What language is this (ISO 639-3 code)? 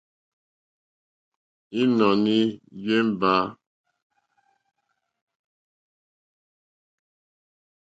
bri